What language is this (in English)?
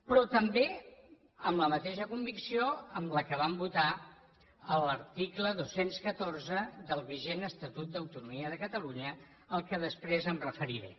Catalan